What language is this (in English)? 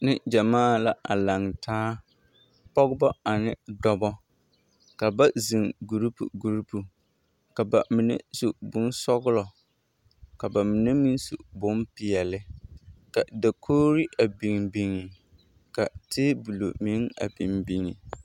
Southern Dagaare